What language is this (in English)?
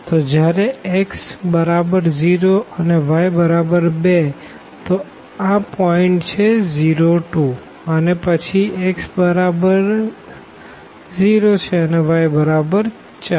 Gujarati